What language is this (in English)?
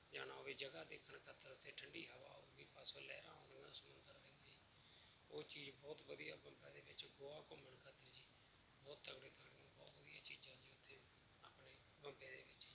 Punjabi